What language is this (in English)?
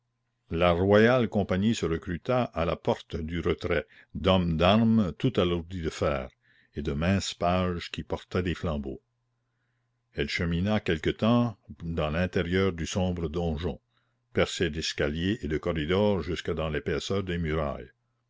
French